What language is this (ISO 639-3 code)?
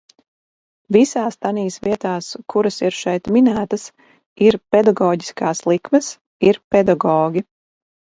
lav